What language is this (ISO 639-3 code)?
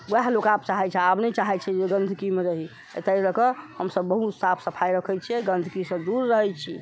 mai